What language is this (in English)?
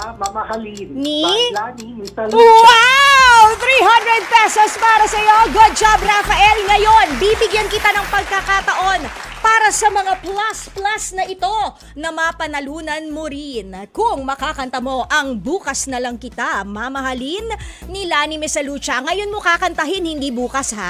Filipino